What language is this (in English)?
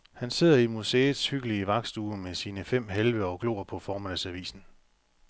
Danish